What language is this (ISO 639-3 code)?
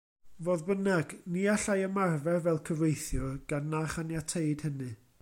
cym